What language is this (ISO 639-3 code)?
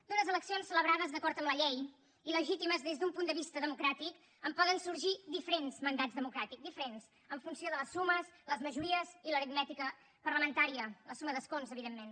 cat